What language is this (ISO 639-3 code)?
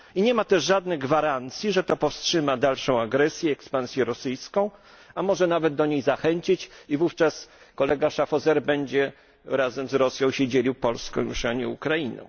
pol